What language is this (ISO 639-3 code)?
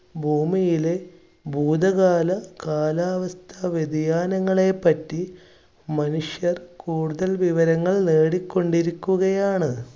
mal